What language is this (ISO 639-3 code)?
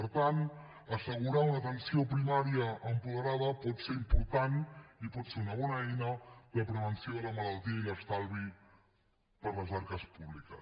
cat